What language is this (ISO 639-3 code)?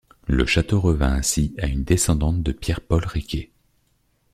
fra